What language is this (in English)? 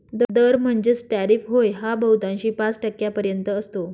Marathi